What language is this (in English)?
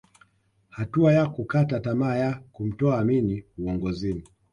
Swahili